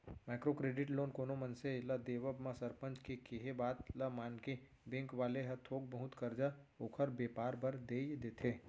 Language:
Chhattisgarhi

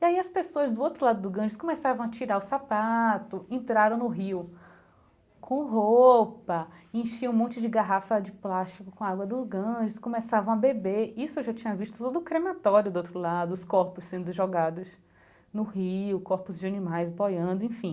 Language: Portuguese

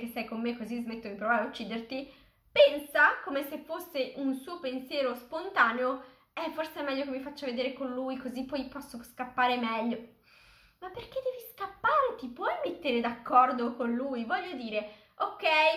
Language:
Italian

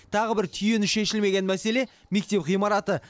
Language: Kazakh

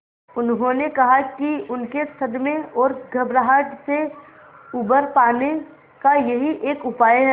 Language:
Hindi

